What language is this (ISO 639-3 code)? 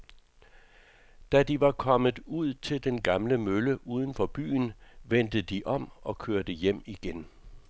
dan